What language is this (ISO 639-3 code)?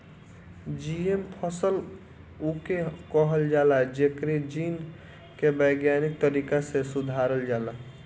bho